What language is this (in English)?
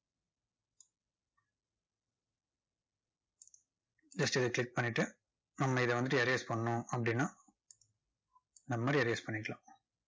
Tamil